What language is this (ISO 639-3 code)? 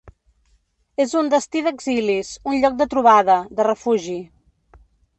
cat